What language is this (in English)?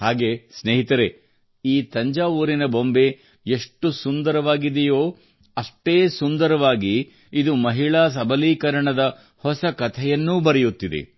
Kannada